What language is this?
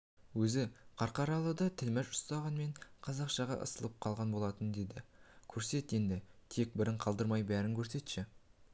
Kazakh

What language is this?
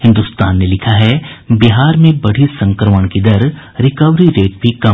Hindi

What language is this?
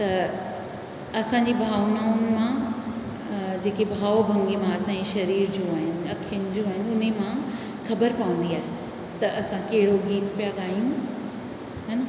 Sindhi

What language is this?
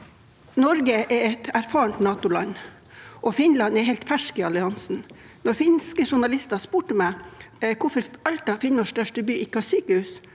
Norwegian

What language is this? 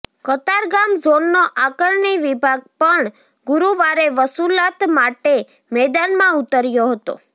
Gujarati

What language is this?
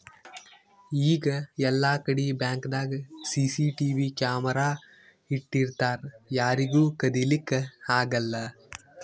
Kannada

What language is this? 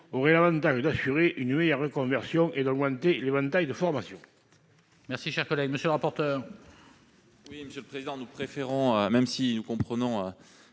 French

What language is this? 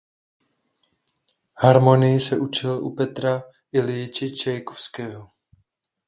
Czech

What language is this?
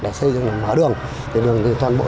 Vietnamese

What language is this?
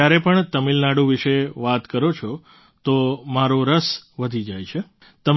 Gujarati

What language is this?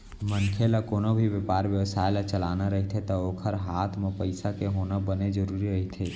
Chhattisgarhi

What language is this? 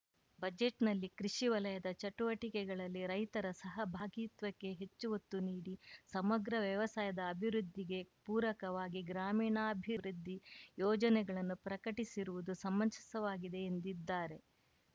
Kannada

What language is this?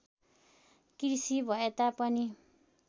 Nepali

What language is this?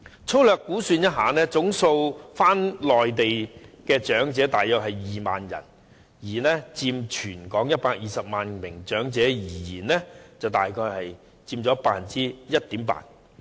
Cantonese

